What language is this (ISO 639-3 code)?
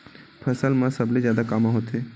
hne